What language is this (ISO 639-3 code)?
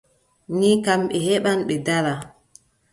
fub